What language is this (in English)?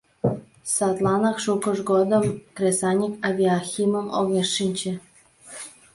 Mari